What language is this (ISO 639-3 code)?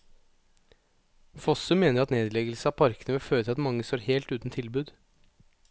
nor